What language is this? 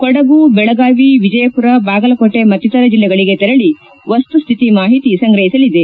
Kannada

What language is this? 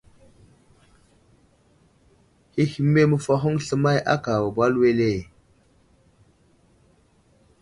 Wuzlam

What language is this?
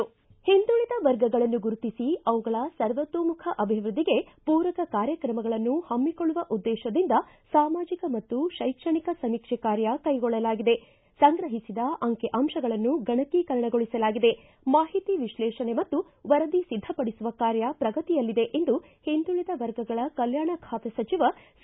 Kannada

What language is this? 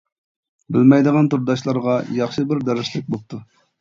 Uyghur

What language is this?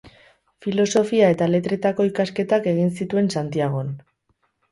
Basque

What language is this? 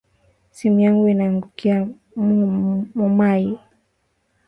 Swahili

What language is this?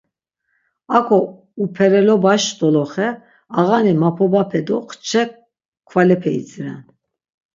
Laz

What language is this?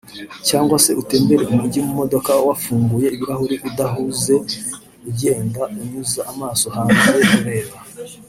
Kinyarwanda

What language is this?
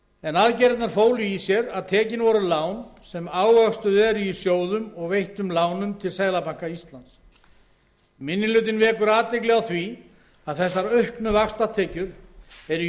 Icelandic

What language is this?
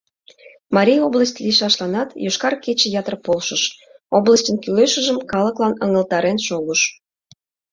Mari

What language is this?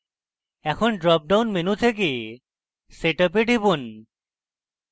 Bangla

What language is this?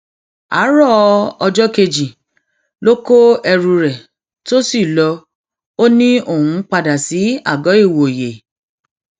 Yoruba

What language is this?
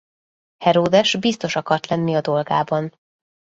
Hungarian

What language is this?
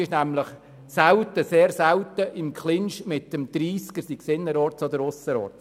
Swiss German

